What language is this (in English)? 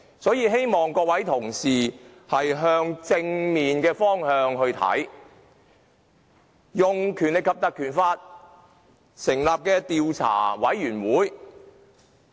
Cantonese